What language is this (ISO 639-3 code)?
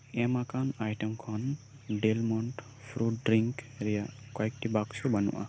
sat